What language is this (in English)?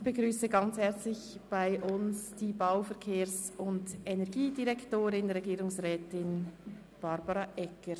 Swiss German